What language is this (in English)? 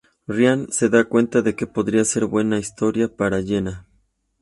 Spanish